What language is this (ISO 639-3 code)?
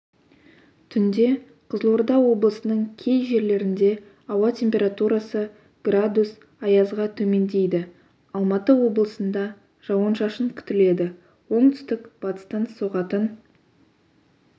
kaz